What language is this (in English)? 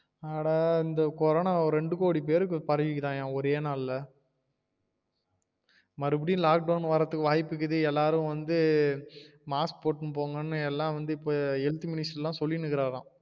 Tamil